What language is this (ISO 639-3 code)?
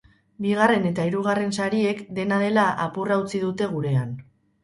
eus